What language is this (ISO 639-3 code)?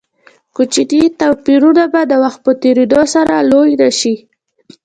pus